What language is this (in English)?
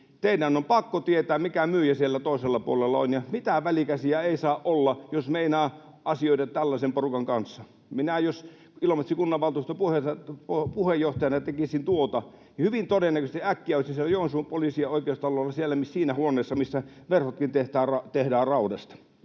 Finnish